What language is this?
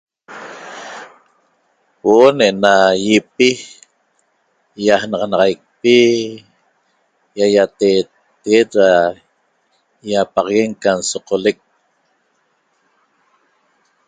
Toba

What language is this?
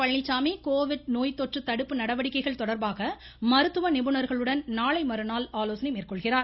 Tamil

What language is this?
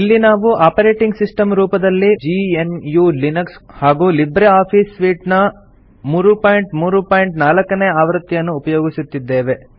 Kannada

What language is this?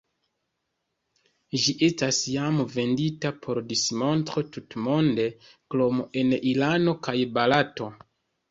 Esperanto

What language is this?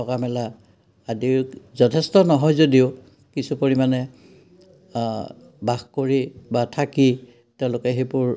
Assamese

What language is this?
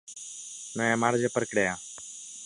Catalan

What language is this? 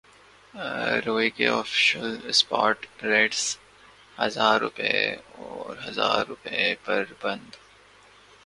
Urdu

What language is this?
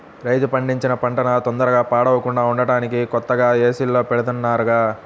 Telugu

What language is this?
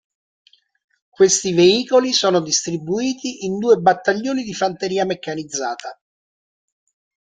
Italian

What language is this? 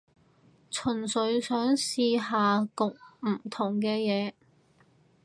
Cantonese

